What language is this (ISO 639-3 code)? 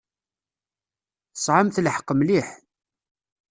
kab